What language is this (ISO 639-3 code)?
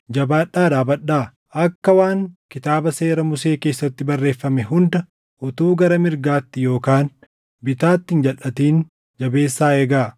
orm